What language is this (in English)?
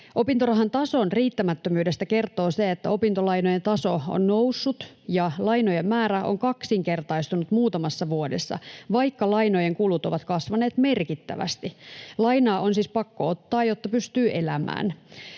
Finnish